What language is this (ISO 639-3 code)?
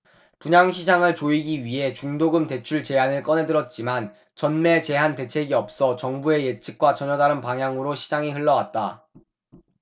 kor